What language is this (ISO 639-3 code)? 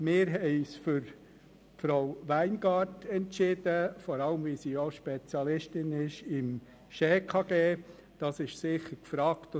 gsw